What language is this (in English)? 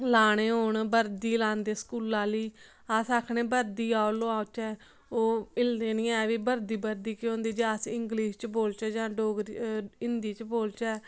Dogri